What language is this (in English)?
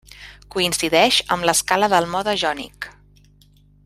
Catalan